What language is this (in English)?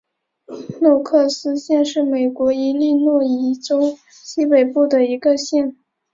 Chinese